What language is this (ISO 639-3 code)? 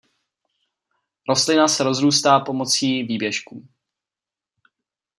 ces